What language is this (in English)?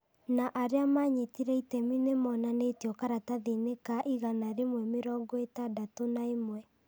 Kikuyu